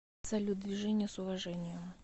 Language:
Russian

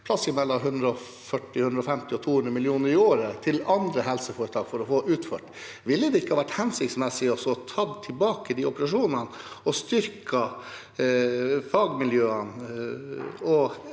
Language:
Norwegian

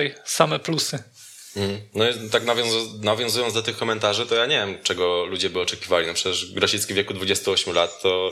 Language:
Polish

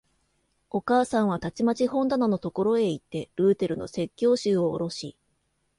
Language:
Japanese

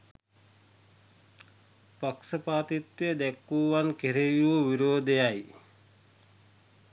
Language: Sinhala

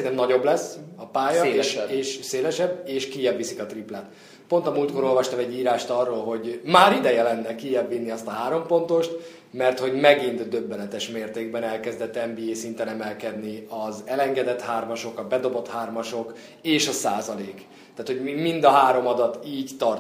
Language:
Hungarian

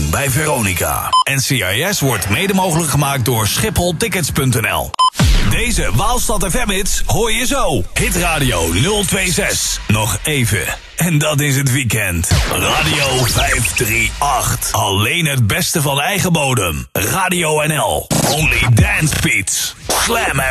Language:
Dutch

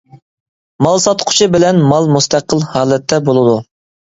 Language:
Uyghur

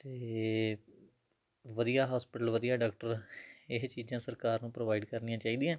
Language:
Punjabi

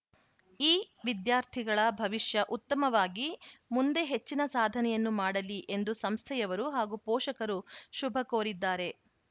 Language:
Kannada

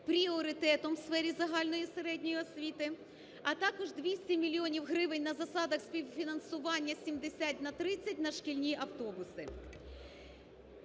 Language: Ukrainian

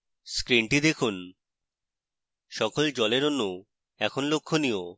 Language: Bangla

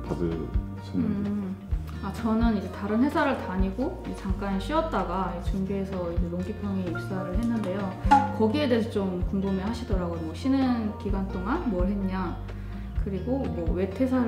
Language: Korean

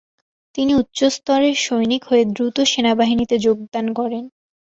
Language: Bangla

